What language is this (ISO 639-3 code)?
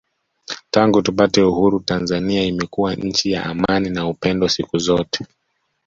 swa